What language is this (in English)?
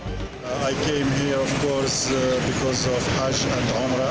Indonesian